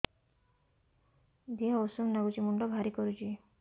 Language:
Odia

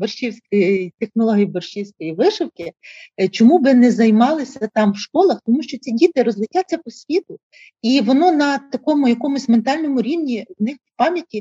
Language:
Ukrainian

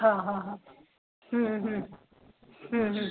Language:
Sindhi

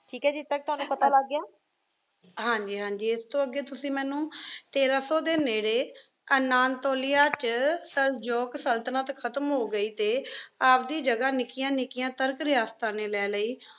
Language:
Punjabi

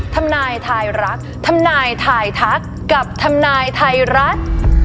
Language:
Thai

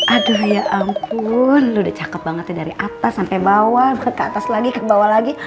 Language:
Indonesian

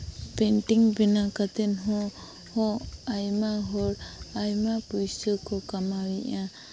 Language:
Santali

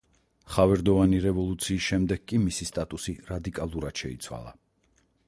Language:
Georgian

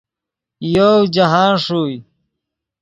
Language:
Yidgha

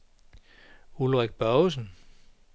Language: Danish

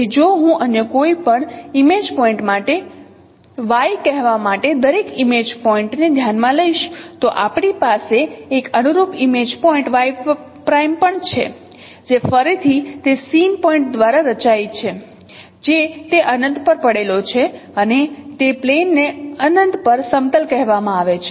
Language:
Gujarati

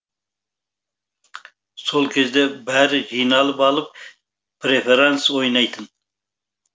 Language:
Kazakh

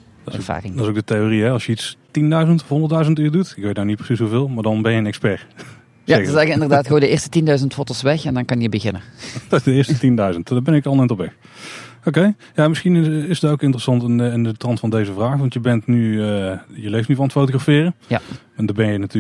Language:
Dutch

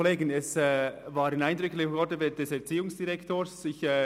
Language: Swiss German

